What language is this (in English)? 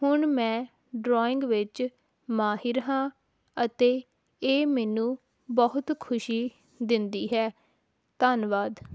Punjabi